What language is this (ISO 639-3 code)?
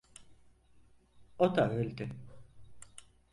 tur